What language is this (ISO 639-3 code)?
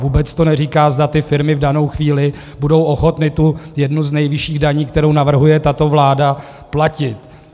ces